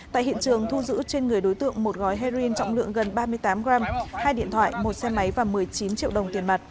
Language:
Vietnamese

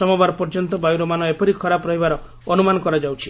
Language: Odia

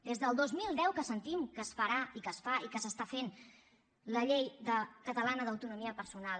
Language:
Catalan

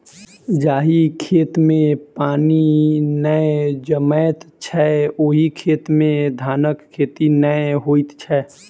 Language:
Maithili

